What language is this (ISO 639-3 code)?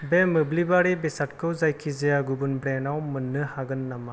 brx